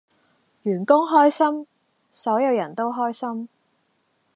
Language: Cantonese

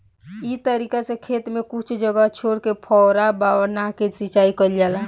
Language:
Bhojpuri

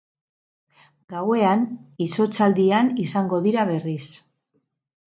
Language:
Basque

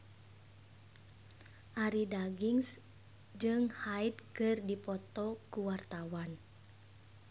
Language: Sundanese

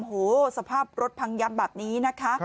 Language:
Thai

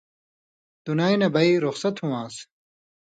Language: Indus Kohistani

